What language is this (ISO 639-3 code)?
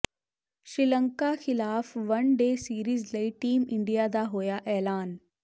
pan